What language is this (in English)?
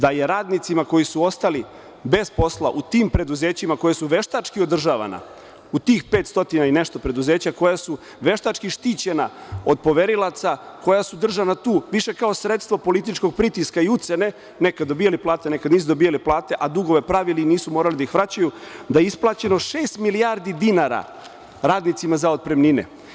Serbian